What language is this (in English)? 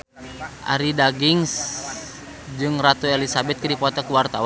Sundanese